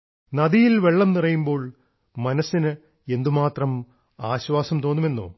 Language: Malayalam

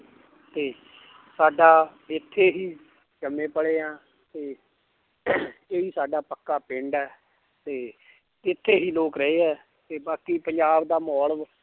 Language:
Punjabi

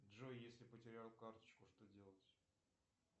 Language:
Russian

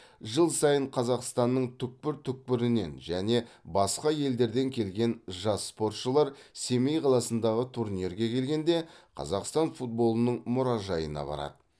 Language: Kazakh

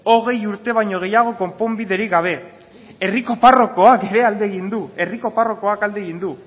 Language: Basque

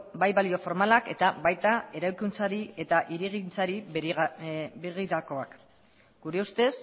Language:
Basque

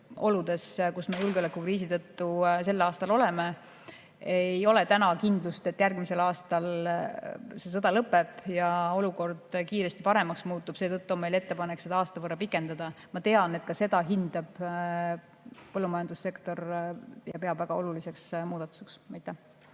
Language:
Estonian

